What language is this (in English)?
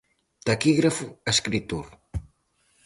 Galician